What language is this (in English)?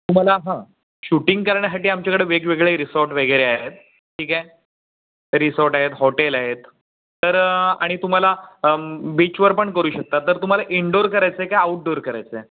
Marathi